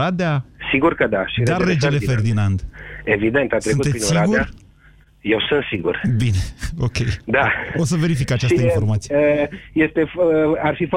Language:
Romanian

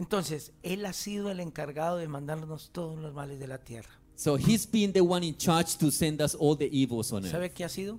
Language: Spanish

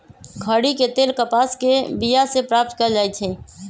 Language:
Magahi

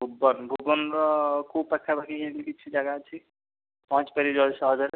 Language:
Odia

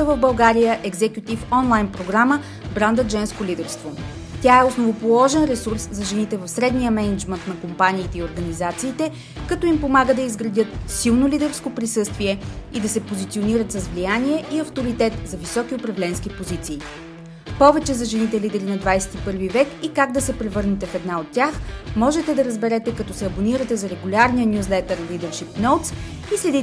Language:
Bulgarian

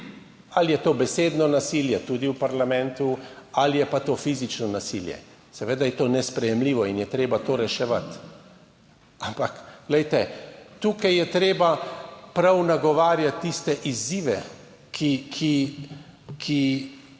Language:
Slovenian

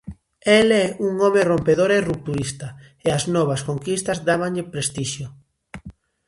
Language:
Galician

